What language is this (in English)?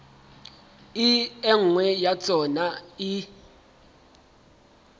Southern Sotho